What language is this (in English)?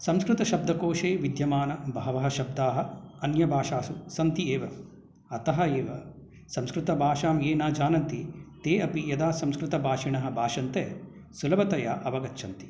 Sanskrit